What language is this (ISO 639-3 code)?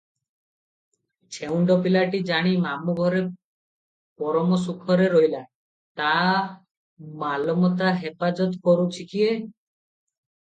ori